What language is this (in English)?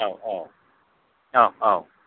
Bodo